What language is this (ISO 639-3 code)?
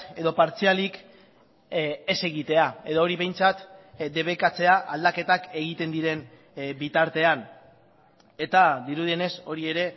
eus